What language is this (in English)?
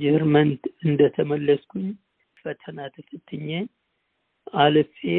Amharic